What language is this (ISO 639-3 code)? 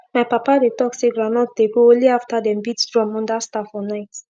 pcm